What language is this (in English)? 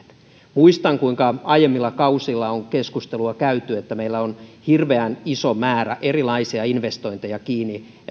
Finnish